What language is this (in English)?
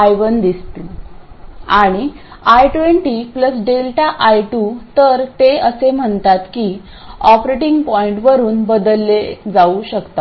Marathi